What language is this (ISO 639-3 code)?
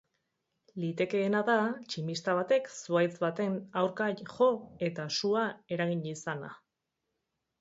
eus